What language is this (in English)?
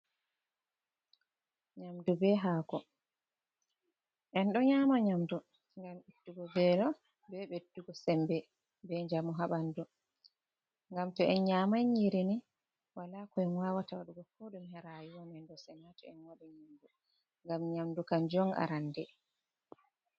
Fula